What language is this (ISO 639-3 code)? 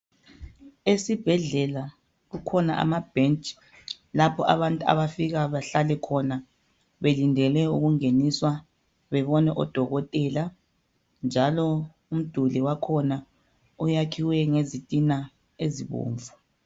nde